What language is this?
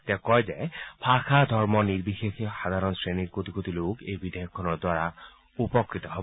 Assamese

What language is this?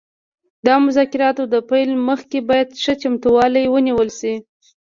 Pashto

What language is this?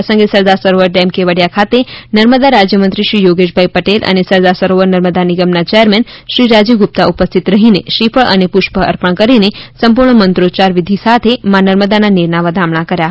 Gujarati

